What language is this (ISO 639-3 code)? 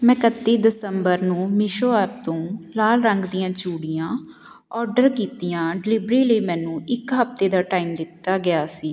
pan